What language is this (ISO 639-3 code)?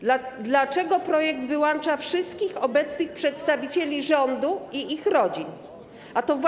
pol